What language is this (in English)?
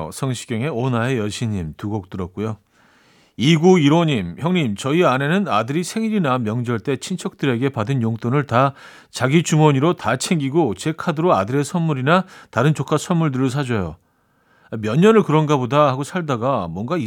Korean